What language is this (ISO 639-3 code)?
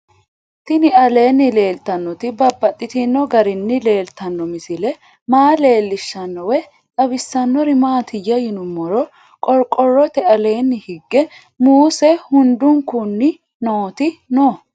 sid